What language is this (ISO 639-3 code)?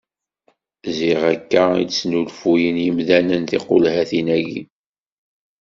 kab